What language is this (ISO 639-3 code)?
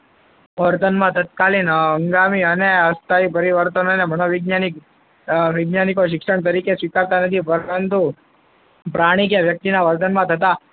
guj